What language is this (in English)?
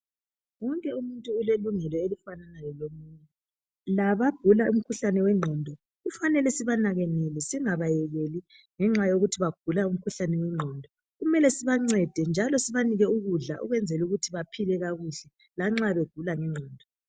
North Ndebele